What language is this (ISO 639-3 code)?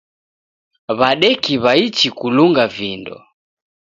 dav